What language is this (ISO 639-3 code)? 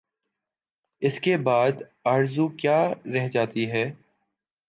urd